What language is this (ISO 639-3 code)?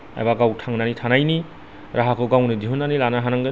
brx